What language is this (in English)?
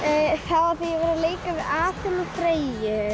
Icelandic